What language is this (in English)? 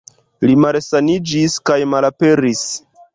Esperanto